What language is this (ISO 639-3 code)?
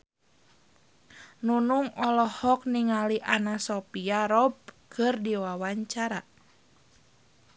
sun